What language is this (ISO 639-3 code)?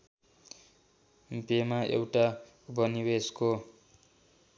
nep